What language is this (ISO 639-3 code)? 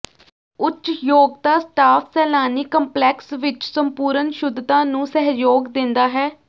pan